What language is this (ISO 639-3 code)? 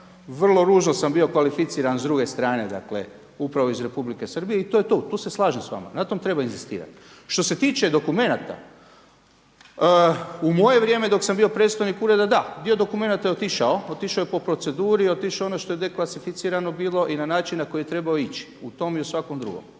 hrv